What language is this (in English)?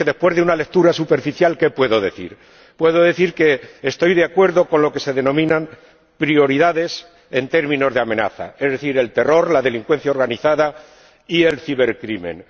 Spanish